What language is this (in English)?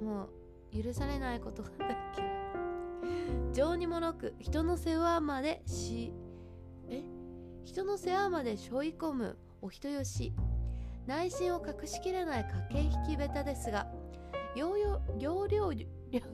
Japanese